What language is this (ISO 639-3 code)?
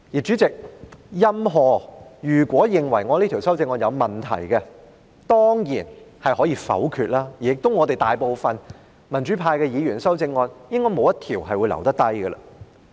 yue